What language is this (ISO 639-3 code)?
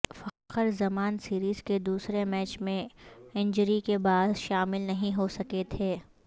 urd